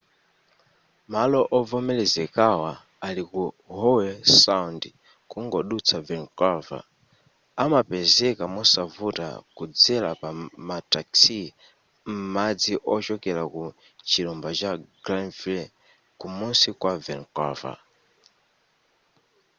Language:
Nyanja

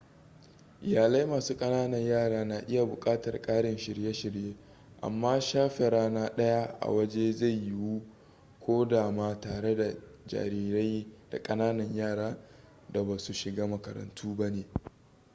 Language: Hausa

